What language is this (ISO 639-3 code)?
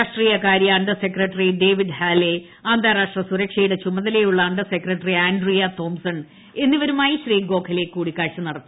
mal